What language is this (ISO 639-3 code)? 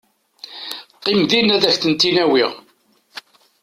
kab